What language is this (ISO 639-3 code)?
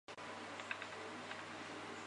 zho